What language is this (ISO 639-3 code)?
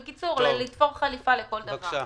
heb